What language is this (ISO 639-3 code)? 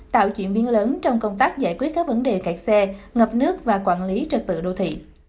vie